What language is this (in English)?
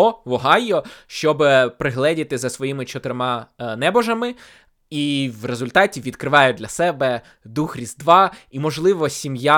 Ukrainian